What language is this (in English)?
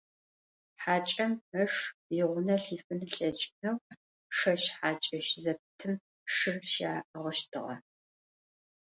Adyghe